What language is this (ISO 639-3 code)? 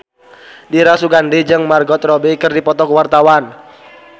sun